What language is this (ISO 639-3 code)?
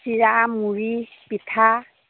asm